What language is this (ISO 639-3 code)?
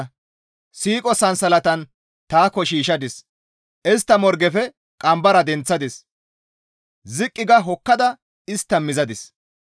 gmv